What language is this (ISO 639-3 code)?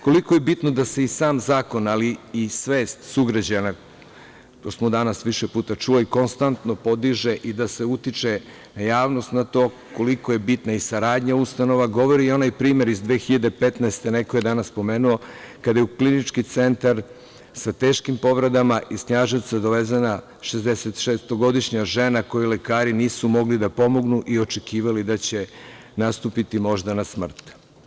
srp